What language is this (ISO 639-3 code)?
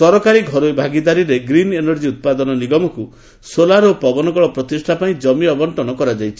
ori